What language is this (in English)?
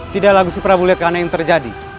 Indonesian